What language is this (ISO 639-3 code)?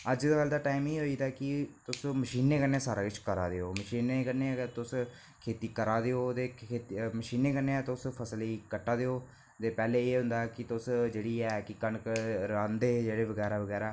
doi